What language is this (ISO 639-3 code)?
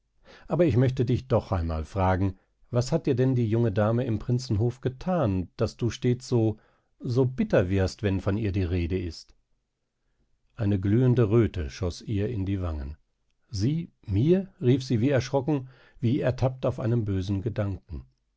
deu